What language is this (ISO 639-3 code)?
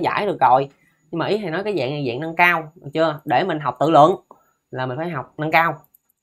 vie